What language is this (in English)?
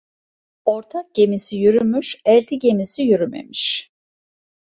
Turkish